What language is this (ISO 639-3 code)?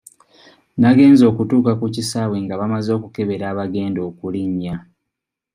lug